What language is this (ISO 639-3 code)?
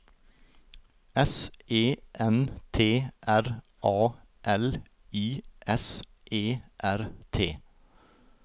nor